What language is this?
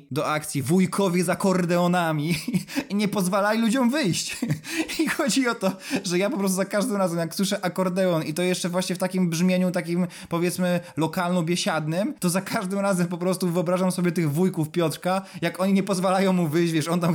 Polish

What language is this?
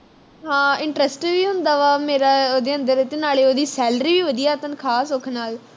Punjabi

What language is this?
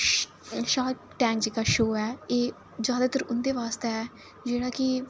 Dogri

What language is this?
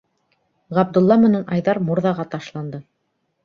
Bashkir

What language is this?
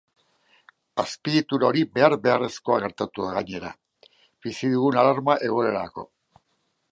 Basque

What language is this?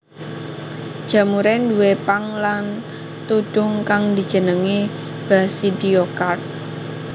Javanese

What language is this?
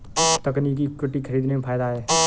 Hindi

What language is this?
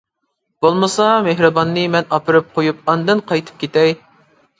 Uyghur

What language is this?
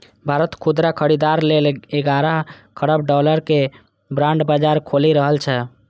Maithili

